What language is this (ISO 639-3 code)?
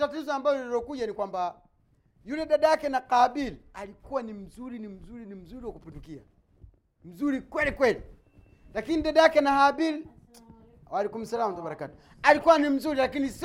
swa